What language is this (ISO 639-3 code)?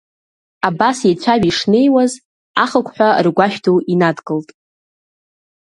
abk